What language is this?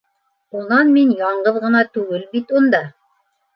Bashkir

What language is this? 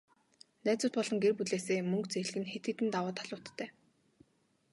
Mongolian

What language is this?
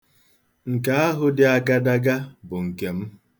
Igbo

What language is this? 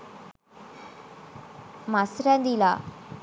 Sinhala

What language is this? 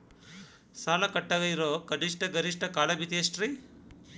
Kannada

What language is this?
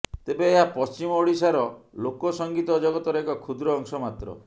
Odia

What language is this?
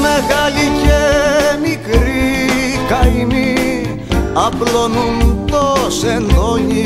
Greek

